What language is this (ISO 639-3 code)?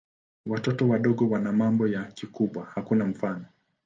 swa